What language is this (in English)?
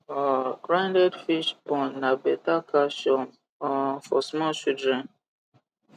Nigerian Pidgin